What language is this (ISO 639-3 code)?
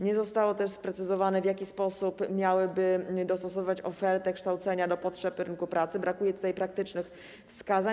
pol